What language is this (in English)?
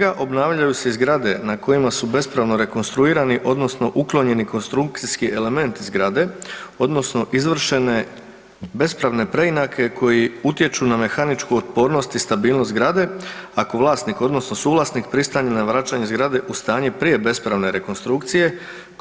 Croatian